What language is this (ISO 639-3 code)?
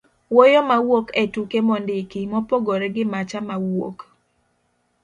luo